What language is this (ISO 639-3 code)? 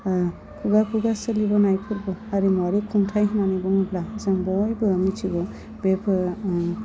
brx